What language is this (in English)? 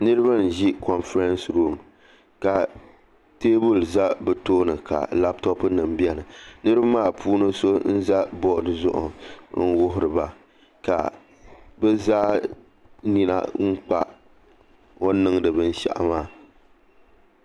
Dagbani